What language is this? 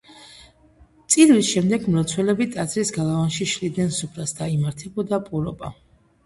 Georgian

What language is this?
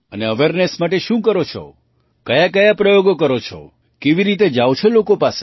Gujarati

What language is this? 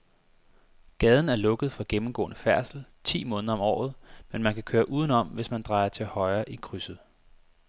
Danish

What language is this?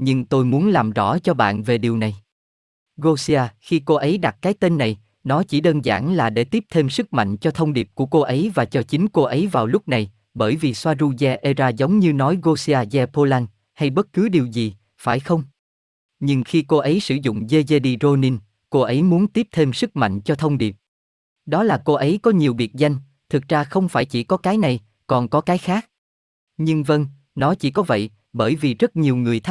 Vietnamese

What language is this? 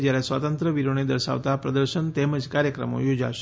Gujarati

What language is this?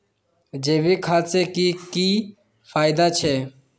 Magahi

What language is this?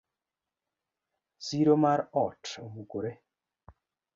Luo (Kenya and Tanzania)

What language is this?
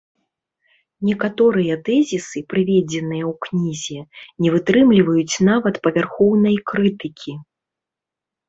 Belarusian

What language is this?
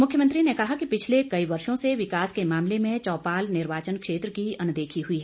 Hindi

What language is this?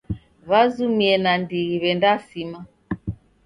Taita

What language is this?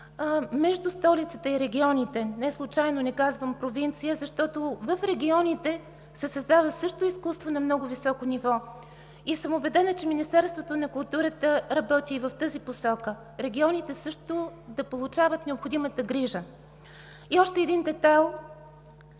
Bulgarian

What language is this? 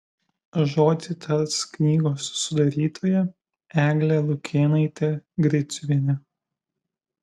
Lithuanian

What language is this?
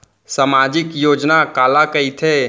Chhattisgarhi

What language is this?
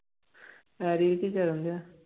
Punjabi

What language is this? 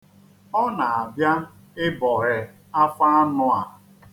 Igbo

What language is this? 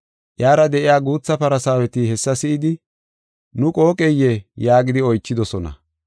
Gofa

